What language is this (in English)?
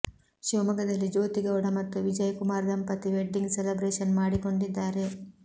Kannada